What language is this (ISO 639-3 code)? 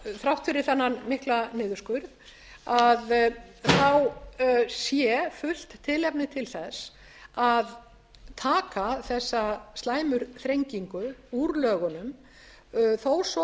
isl